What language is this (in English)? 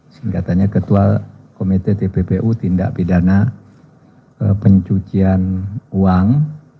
Indonesian